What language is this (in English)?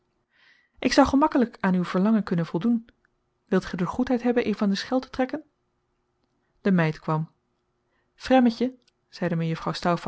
Dutch